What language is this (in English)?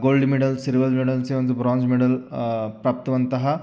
Sanskrit